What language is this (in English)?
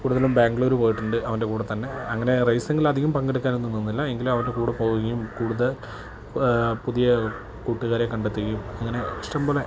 Malayalam